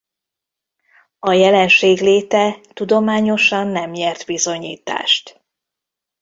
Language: Hungarian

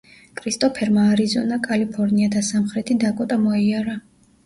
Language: Georgian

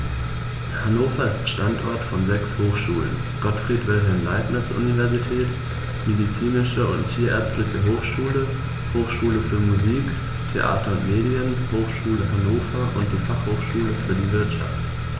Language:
German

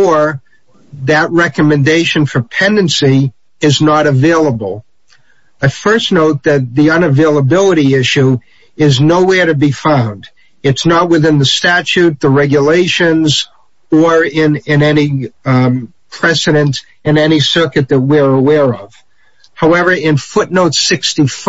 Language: English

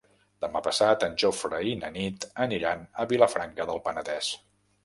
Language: Catalan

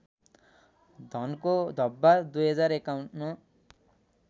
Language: Nepali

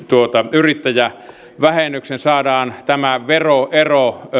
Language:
Finnish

